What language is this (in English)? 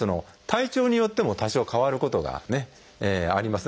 Japanese